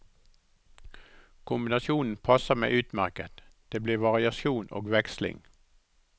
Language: Norwegian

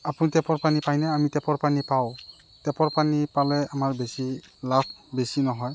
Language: Assamese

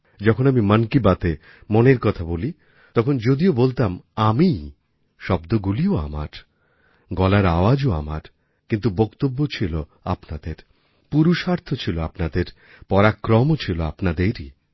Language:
Bangla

